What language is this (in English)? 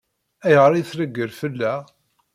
Kabyle